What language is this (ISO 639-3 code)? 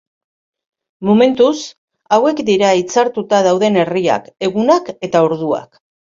eus